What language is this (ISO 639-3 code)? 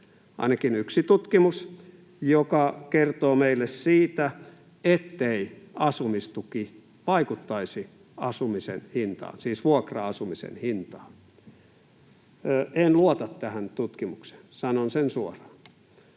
fin